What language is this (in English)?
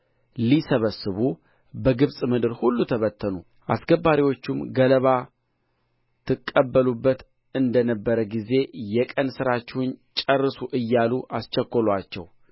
Amharic